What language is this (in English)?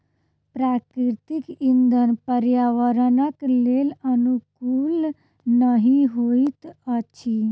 Maithili